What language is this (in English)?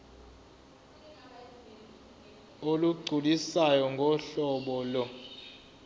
Zulu